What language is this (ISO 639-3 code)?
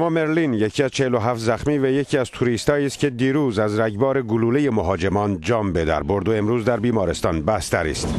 fas